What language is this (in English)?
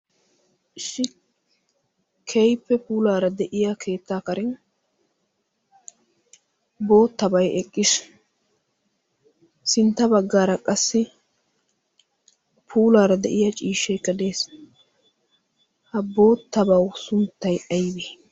Wolaytta